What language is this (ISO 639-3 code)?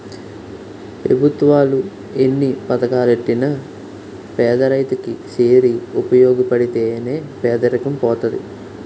tel